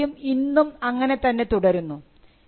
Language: Malayalam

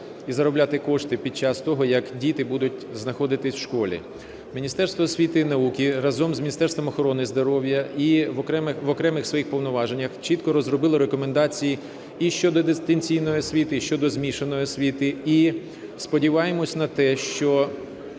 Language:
Ukrainian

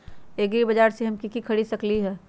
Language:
Magahi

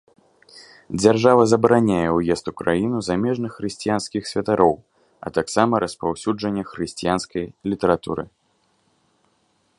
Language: Belarusian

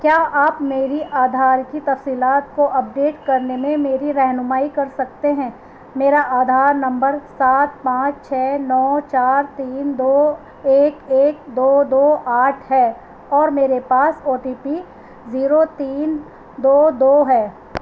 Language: Urdu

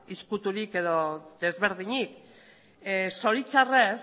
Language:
Basque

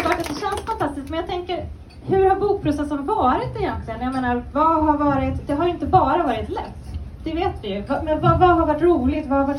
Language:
Swedish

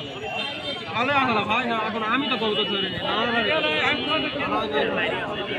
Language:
Arabic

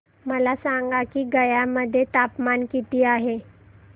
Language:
Marathi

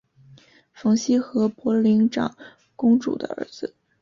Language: Chinese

